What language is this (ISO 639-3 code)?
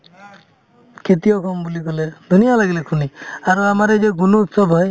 asm